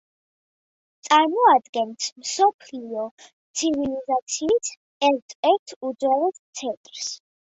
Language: Georgian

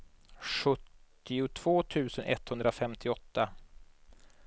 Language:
Swedish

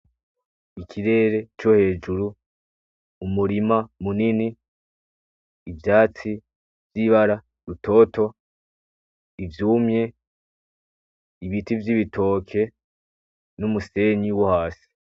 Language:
Rundi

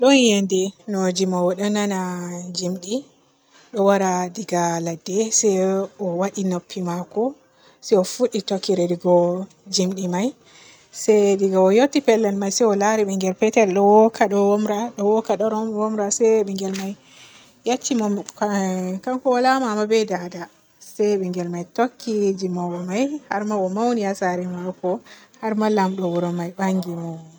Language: Borgu Fulfulde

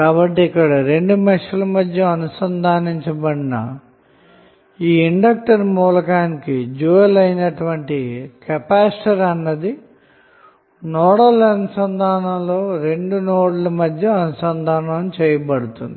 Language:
Telugu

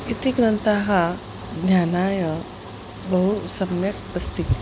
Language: Sanskrit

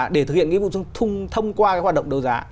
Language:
Vietnamese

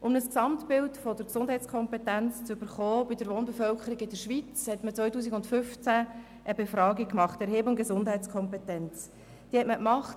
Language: Swiss German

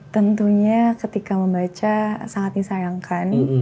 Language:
Indonesian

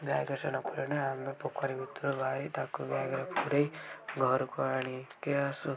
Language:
Odia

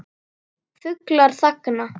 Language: Icelandic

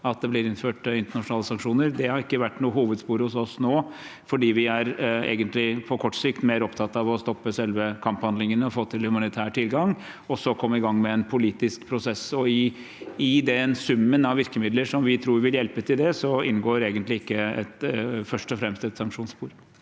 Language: Norwegian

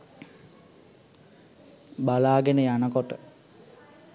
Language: Sinhala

